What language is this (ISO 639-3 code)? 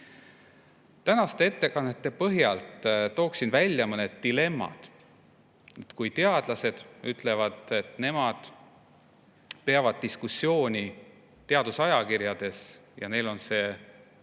est